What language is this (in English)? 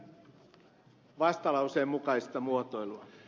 Finnish